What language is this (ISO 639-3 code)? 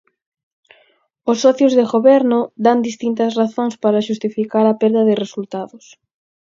glg